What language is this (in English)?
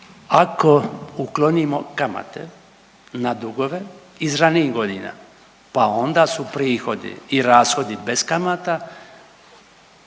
Croatian